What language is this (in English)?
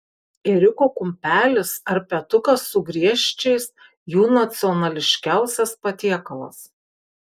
Lithuanian